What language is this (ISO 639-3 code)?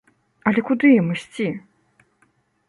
bel